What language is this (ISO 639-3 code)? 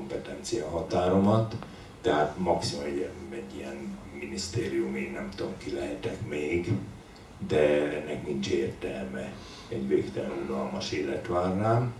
hun